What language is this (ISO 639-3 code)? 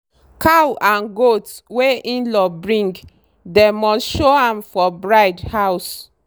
pcm